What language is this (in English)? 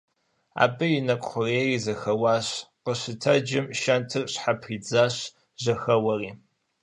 Kabardian